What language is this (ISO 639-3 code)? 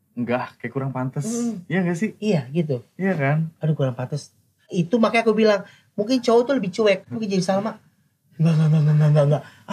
ind